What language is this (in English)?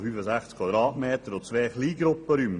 Swiss German